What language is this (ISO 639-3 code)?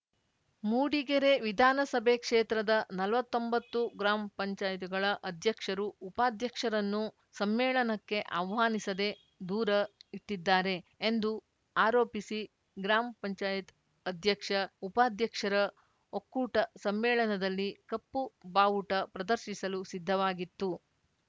kan